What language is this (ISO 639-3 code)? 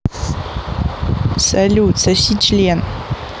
rus